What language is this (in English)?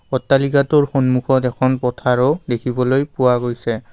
Assamese